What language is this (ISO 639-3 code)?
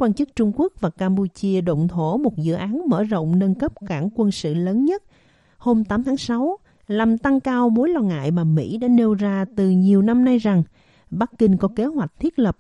vie